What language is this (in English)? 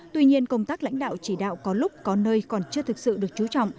Vietnamese